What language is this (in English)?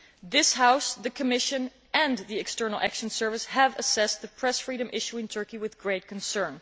English